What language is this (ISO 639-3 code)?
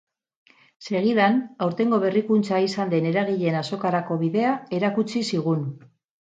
eus